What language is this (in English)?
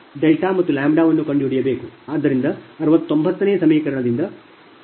Kannada